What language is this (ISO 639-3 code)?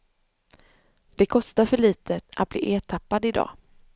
swe